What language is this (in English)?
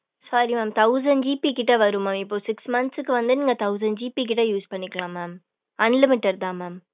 Tamil